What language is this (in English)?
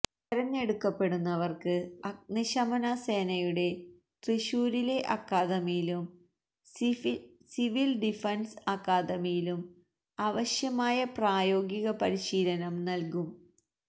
Malayalam